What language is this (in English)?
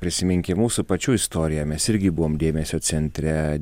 Lithuanian